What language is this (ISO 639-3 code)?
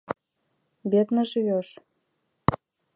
chm